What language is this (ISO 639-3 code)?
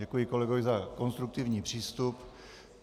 ces